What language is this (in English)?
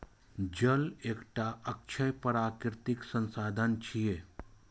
Maithili